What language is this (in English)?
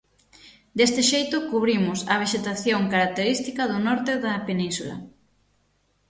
Galician